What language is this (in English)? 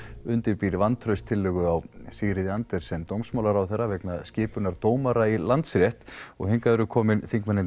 Icelandic